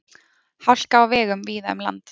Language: Icelandic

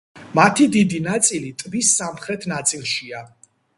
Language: Georgian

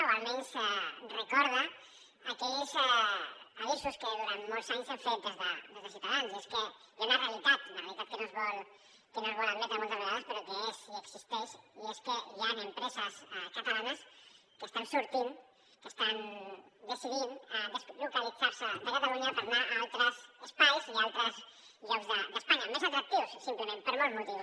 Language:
Catalan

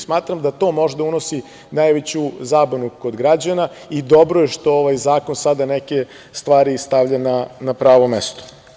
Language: Serbian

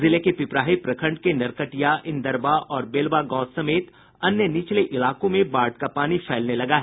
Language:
Hindi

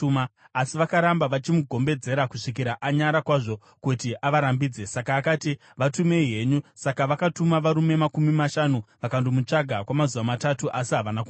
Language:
Shona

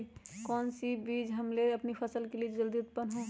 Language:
Magahi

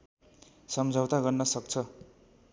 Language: Nepali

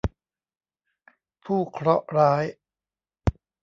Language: Thai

